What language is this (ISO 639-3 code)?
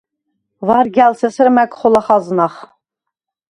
sva